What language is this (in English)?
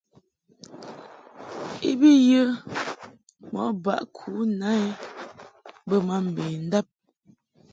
Mungaka